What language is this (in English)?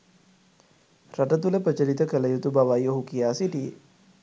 Sinhala